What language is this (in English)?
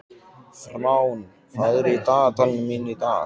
Icelandic